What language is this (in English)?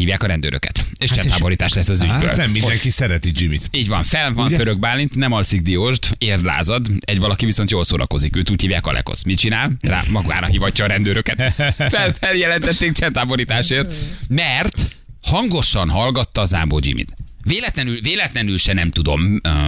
Hungarian